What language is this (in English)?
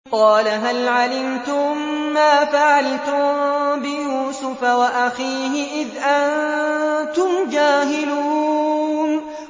Arabic